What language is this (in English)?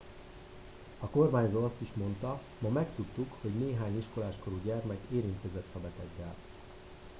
Hungarian